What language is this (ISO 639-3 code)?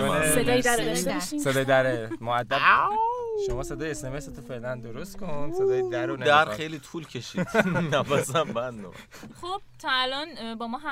fas